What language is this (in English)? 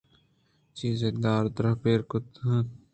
Eastern Balochi